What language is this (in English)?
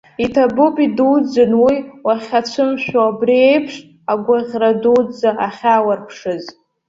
Abkhazian